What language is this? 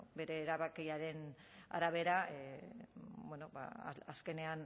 Basque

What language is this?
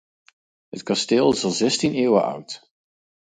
Dutch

